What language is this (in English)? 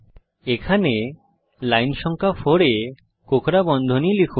Bangla